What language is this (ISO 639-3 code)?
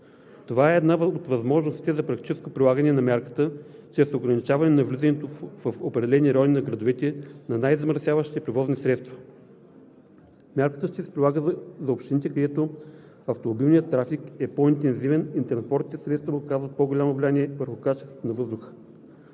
bul